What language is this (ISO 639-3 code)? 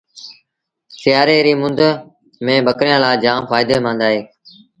sbn